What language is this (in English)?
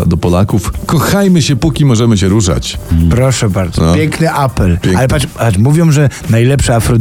Polish